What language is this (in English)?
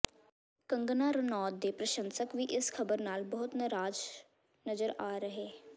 Punjabi